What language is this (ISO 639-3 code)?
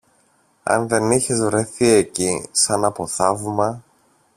ell